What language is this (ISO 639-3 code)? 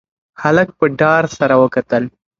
pus